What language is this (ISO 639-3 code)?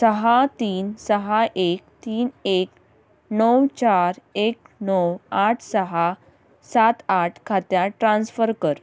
kok